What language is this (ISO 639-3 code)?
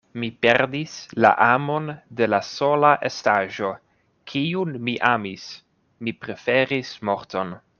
epo